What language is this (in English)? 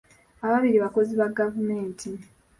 Ganda